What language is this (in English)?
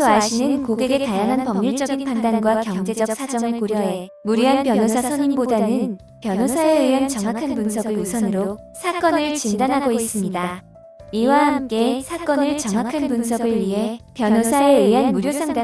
Korean